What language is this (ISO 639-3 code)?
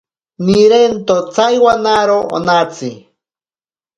prq